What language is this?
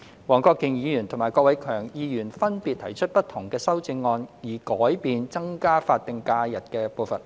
Cantonese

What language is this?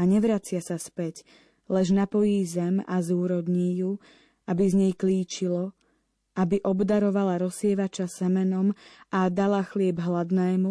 Slovak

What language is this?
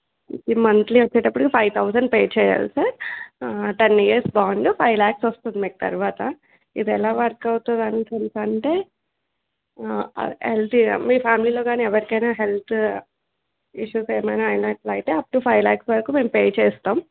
Telugu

